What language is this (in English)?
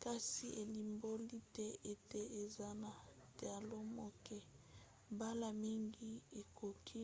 Lingala